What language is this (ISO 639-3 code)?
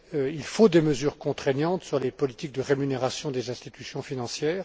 fra